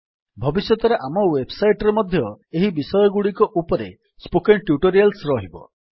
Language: Odia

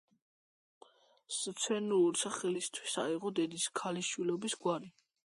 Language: Georgian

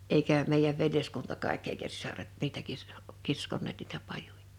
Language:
Finnish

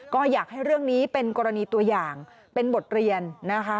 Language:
Thai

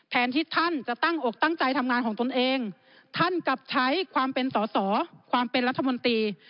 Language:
Thai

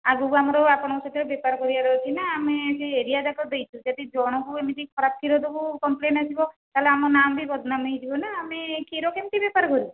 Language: Odia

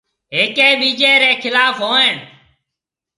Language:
Marwari (Pakistan)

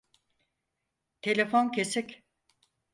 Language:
Turkish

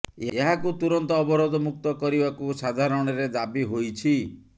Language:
Odia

